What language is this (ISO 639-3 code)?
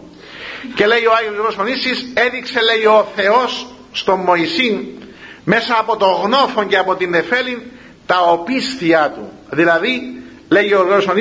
ell